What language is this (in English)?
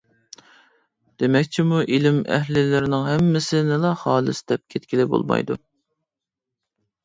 Uyghur